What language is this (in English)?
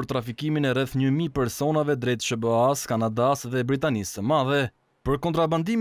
Romanian